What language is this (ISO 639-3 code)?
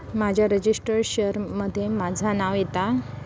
mar